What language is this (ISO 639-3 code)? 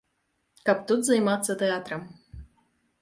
bel